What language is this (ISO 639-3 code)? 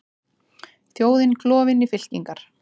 isl